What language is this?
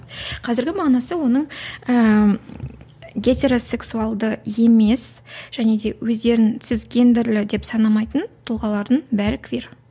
Kazakh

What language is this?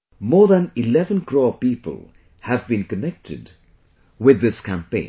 English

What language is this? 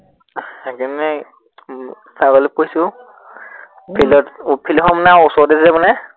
Assamese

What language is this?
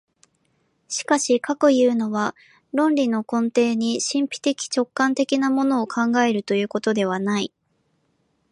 Japanese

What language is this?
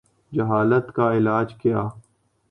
Urdu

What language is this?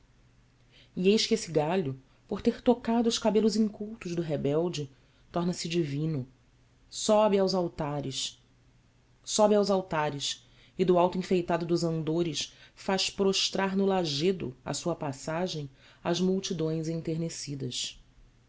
Portuguese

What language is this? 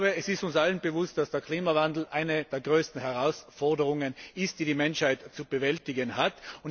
German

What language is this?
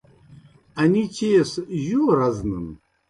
Kohistani Shina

